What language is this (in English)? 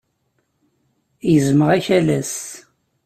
Kabyle